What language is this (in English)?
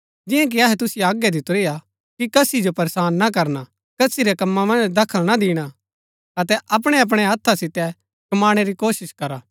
Gaddi